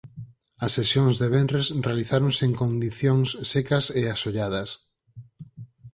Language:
Galician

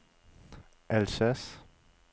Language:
Danish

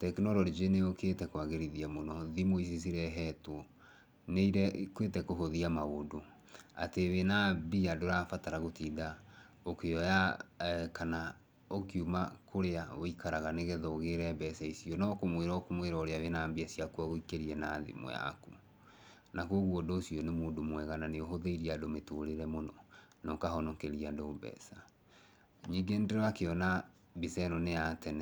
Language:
Kikuyu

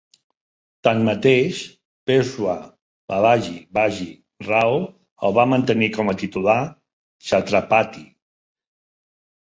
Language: Catalan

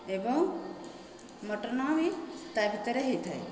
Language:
Odia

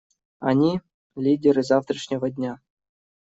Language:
Russian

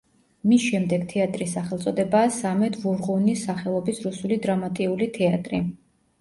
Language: Georgian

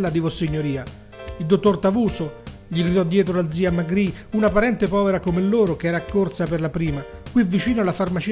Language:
Italian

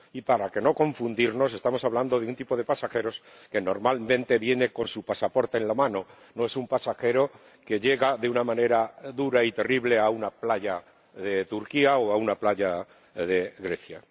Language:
Spanish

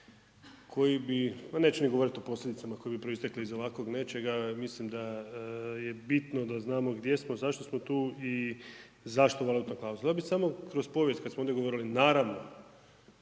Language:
Croatian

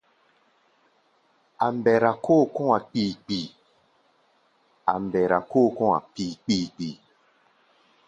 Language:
Gbaya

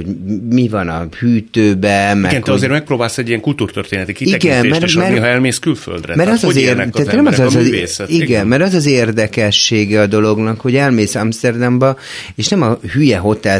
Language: Hungarian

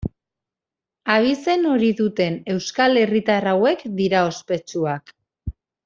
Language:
Basque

